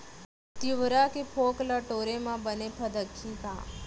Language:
Chhattisgarhi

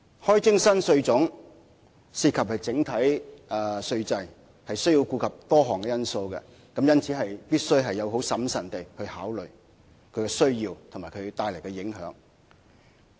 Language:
Cantonese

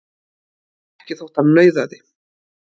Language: Icelandic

